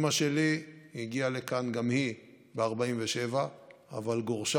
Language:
Hebrew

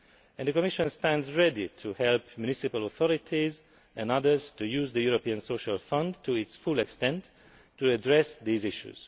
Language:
English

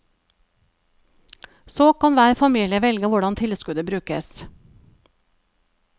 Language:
Norwegian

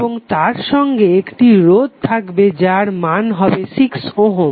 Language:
Bangla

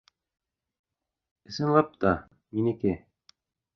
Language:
Bashkir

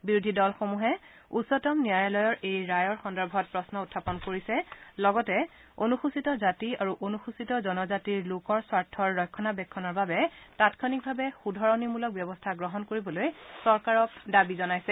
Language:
Assamese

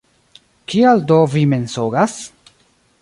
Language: Esperanto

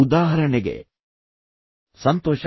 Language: Kannada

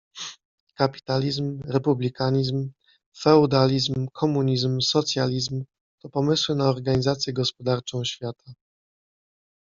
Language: Polish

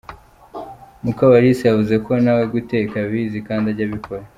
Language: Kinyarwanda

